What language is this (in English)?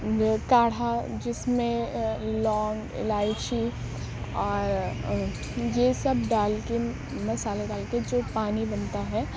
Urdu